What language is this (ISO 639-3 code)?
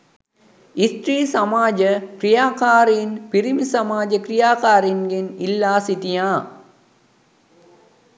sin